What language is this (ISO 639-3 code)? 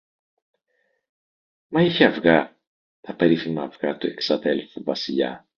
ell